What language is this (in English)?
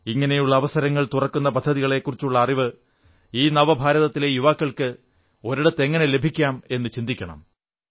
Malayalam